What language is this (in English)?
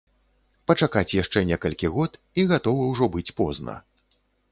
Belarusian